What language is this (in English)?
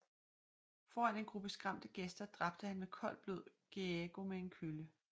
Danish